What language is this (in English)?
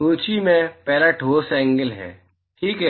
Hindi